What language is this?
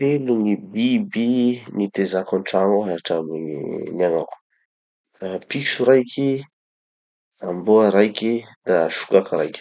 Tanosy Malagasy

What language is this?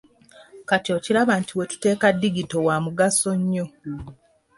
Ganda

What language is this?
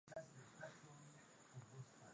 Swahili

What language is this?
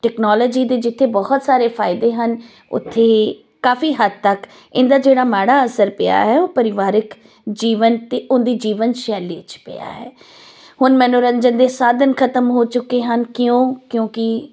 Punjabi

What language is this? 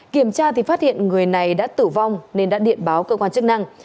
Vietnamese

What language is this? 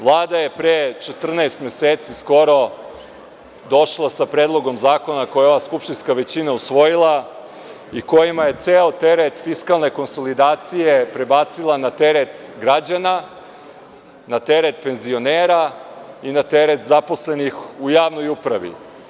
Serbian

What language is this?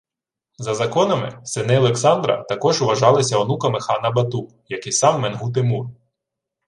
Ukrainian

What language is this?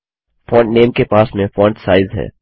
Hindi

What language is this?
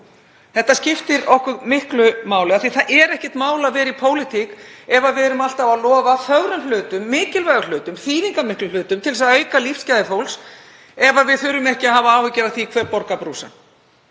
Icelandic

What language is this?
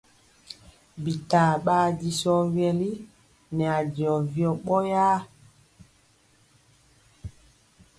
Mpiemo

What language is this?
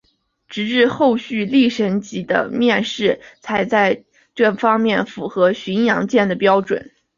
Chinese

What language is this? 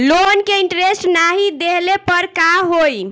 Bhojpuri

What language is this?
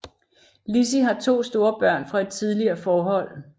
Danish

